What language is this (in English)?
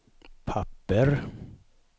Swedish